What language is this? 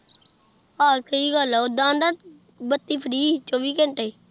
Punjabi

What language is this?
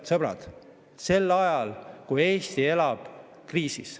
Estonian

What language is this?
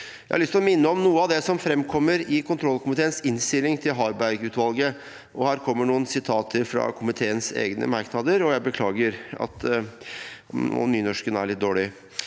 Norwegian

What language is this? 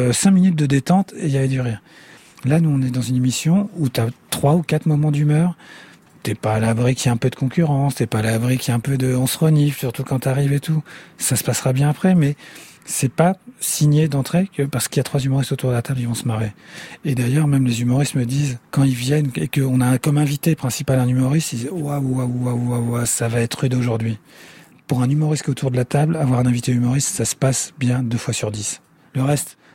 French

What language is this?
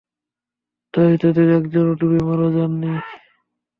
Bangla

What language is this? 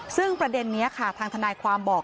Thai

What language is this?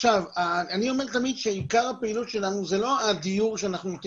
Hebrew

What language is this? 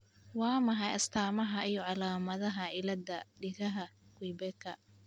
Somali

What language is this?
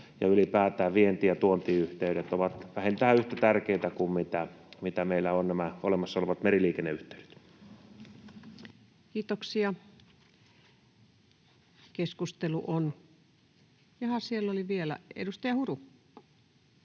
Finnish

